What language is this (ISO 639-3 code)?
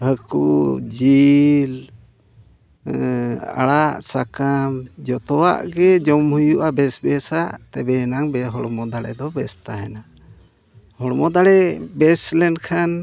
sat